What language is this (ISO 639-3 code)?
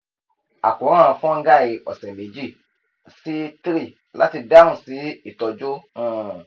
yor